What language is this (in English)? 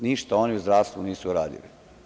Serbian